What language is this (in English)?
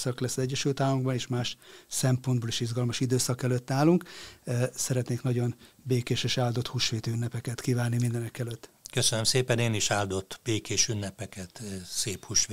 Hungarian